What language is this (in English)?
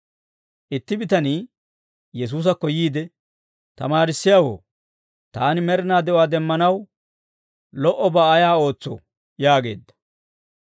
Dawro